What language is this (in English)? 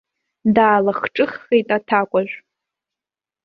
Abkhazian